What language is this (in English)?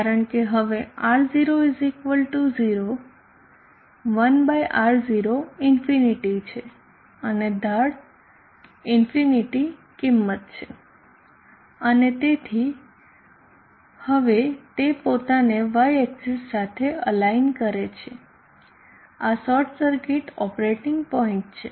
Gujarati